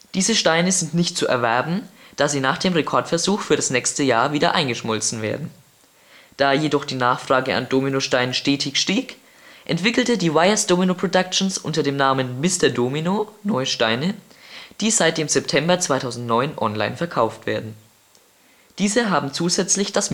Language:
German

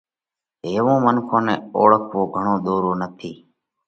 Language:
Parkari Koli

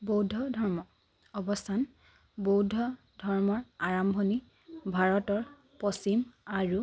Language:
Assamese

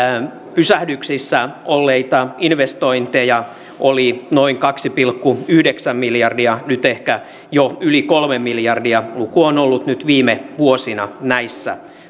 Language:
Finnish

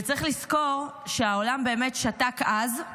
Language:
Hebrew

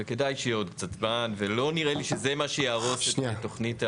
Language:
Hebrew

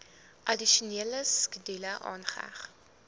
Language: Afrikaans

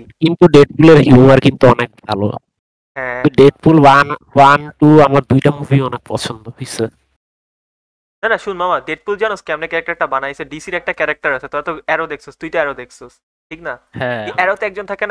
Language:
Bangla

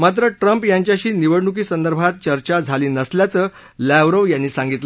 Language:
Marathi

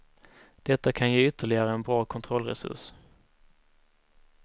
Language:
Swedish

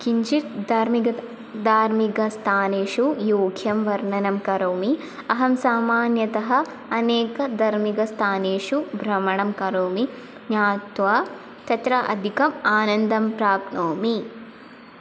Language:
Sanskrit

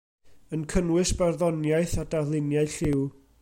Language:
Welsh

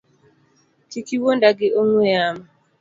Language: Luo (Kenya and Tanzania)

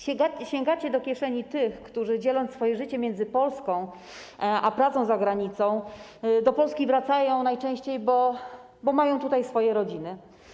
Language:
Polish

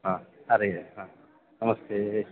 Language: Sanskrit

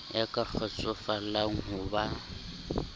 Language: Southern Sotho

